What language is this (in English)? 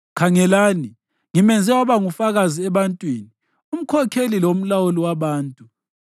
North Ndebele